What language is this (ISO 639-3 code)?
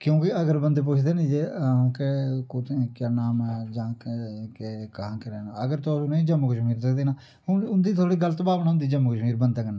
doi